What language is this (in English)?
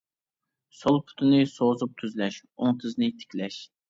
Uyghur